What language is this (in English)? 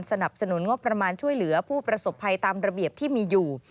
Thai